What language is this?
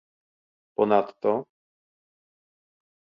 Polish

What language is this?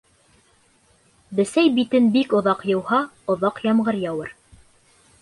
Bashkir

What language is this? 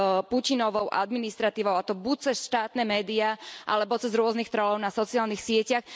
Slovak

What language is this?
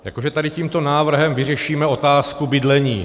Czech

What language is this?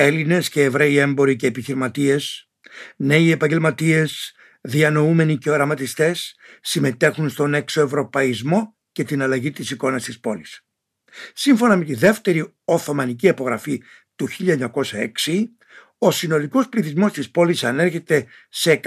Greek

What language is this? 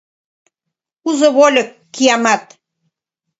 Mari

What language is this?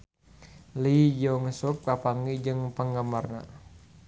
Sundanese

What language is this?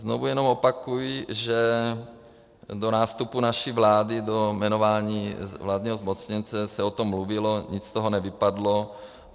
Czech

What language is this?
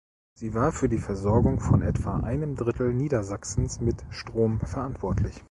German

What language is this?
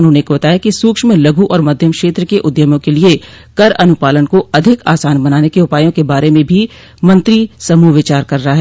Hindi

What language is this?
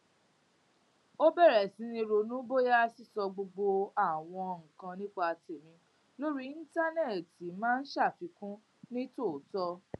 Yoruba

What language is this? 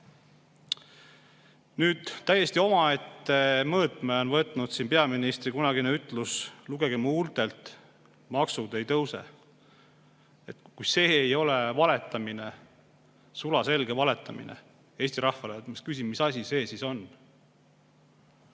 Estonian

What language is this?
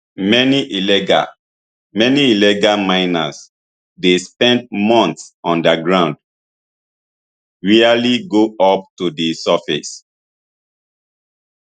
Nigerian Pidgin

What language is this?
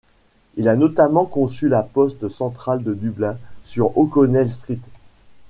French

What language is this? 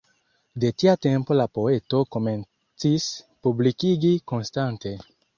Esperanto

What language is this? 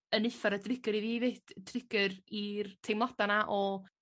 Welsh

